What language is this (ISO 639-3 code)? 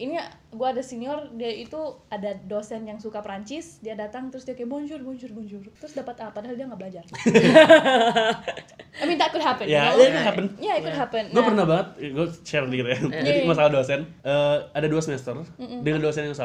ind